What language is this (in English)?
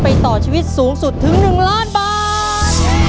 Thai